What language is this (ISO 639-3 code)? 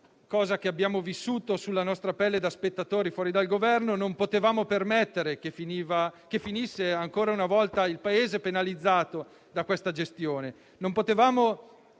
ita